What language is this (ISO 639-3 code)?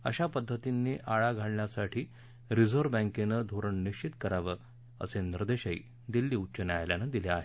mar